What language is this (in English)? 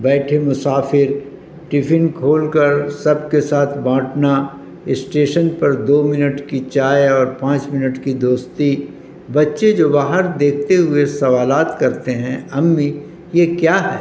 Urdu